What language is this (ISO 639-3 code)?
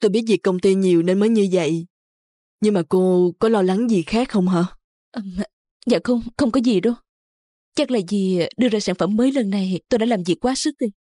vie